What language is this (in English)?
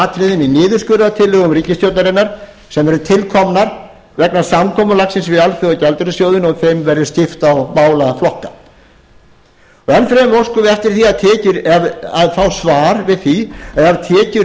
Icelandic